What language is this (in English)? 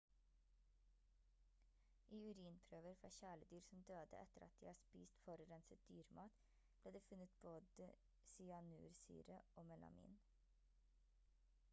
Norwegian Bokmål